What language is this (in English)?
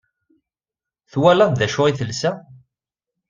Kabyle